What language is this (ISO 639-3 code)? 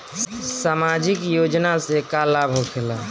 bho